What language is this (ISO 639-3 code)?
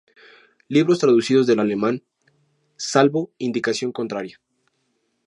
spa